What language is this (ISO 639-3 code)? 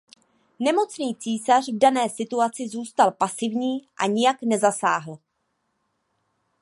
ces